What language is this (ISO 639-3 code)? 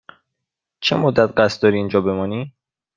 fas